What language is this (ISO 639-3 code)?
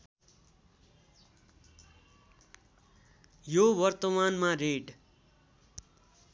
nep